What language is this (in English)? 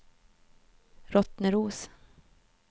Swedish